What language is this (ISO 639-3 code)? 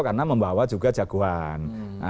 ind